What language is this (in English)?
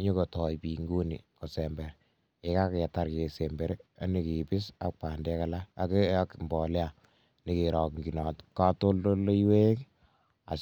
Kalenjin